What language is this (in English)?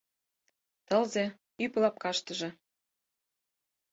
Mari